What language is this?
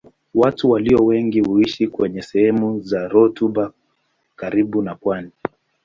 Swahili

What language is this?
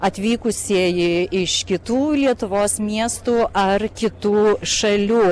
Lithuanian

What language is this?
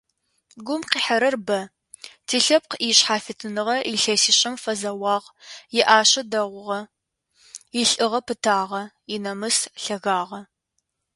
Adyghe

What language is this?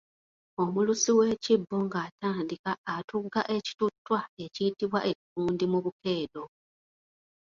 Ganda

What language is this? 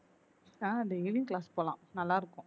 Tamil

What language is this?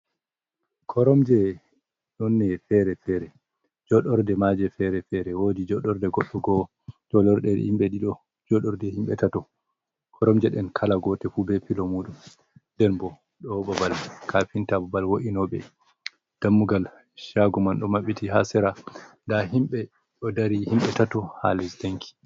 Fula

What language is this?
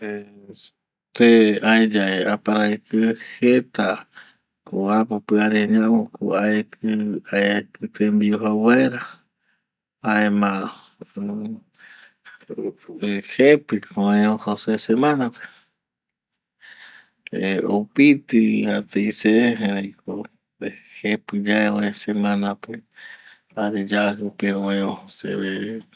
Eastern Bolivian Guaraní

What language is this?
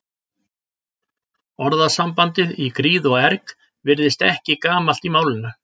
Icelandic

